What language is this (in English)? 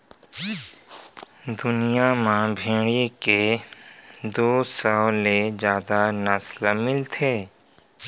Chhattisgarhi